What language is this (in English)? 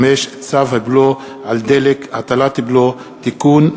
Hebrew